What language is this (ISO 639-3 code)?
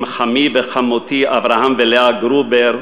heb